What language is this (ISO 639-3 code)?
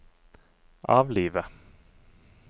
nor